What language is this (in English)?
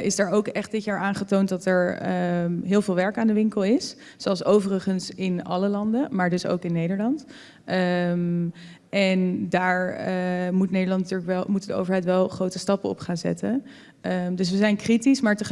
Dutch